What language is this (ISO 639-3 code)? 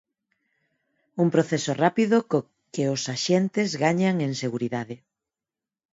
glg